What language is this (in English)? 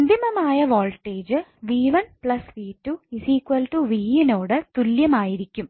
Malayalam